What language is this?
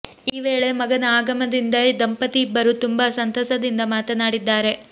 Kannada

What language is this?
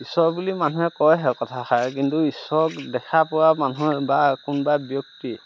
Assamese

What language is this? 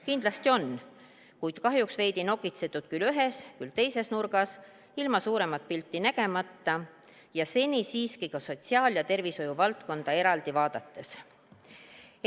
Estonian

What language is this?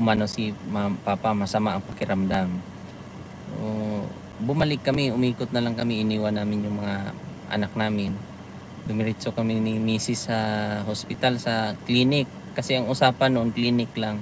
Filipino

